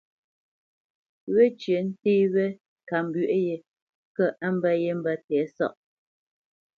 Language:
Bamenyam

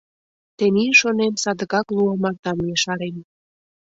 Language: Mari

